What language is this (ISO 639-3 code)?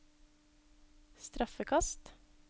nor